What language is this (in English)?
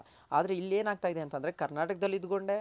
Kannada